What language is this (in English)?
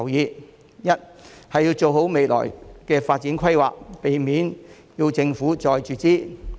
Cantonese